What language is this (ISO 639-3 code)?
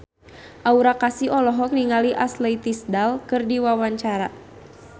sun